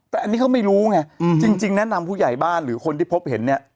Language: Thai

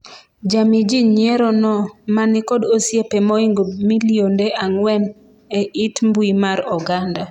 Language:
Luo (Kenya and Tanzania)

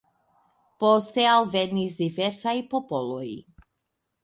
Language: Esperanto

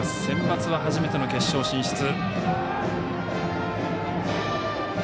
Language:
Japanese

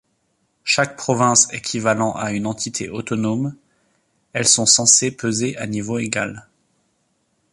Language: French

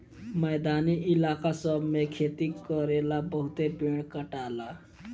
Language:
Bhojpuri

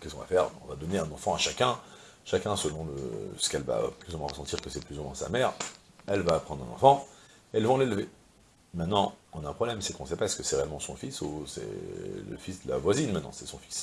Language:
French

